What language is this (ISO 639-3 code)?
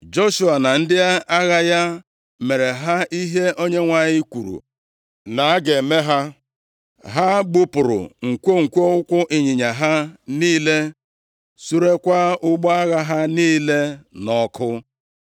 ibo